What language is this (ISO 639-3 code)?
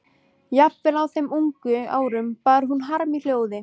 isl